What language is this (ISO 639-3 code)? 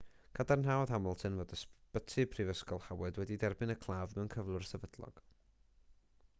cym